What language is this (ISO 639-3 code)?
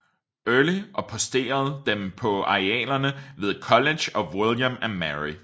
dan